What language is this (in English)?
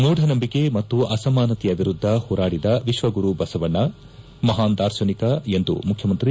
Kannada